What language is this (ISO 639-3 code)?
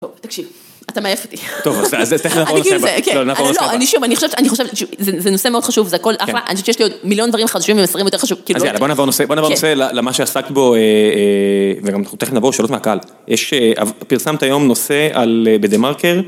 heb